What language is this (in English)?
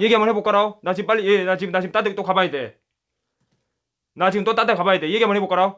Korean